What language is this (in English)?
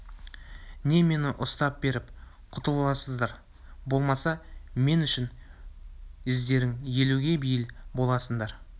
Kazakh